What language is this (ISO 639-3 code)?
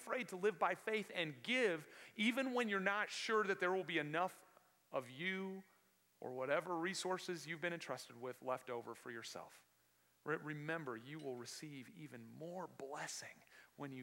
eng